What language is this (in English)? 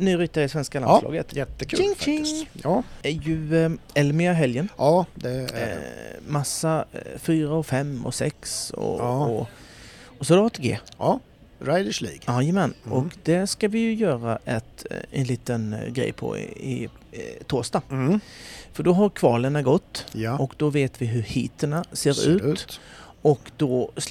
Swedish